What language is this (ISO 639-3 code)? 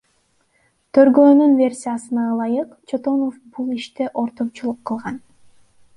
kir